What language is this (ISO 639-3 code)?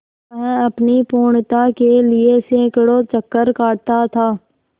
hin